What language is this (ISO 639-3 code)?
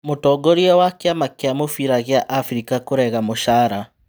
kik